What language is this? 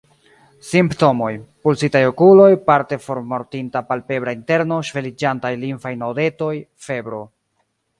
Esperanto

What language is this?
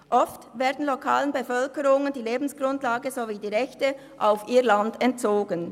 Swiss German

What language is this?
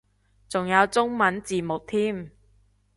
Cantonese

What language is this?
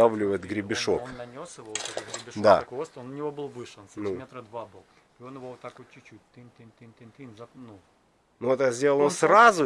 Russian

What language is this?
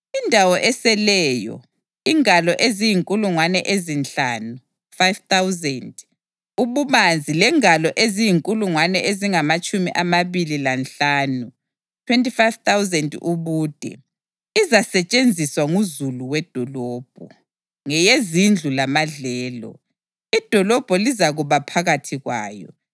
North Ndebele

